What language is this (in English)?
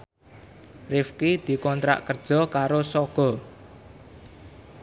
Javanese